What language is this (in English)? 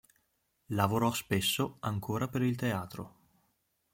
Italian